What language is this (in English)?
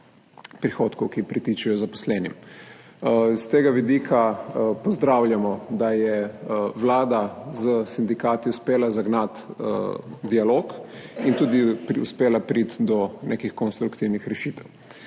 Slovenian